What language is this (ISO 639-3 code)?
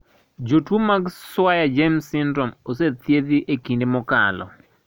luo